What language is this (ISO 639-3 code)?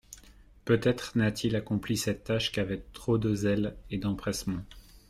fra